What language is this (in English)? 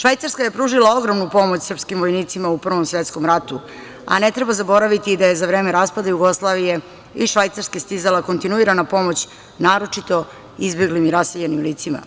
Serbian